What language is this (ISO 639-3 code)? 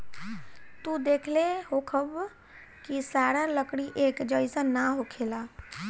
bho